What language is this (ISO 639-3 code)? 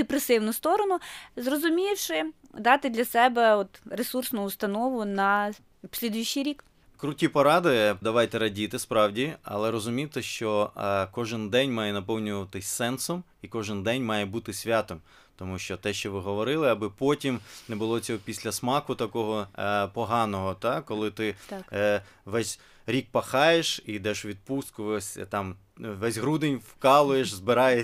ukr